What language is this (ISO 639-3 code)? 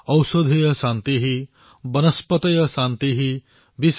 asm